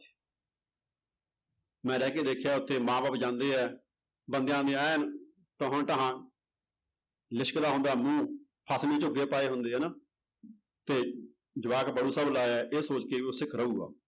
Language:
Punjabi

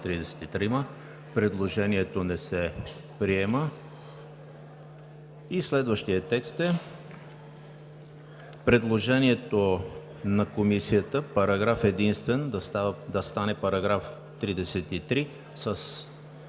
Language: Bulgarian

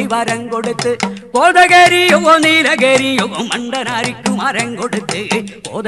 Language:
Malayalam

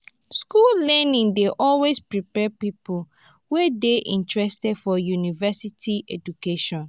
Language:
Nigerian Pidgin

